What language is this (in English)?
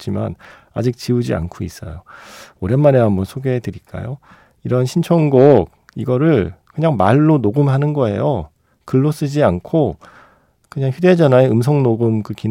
Korean